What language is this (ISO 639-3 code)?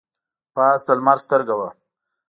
pus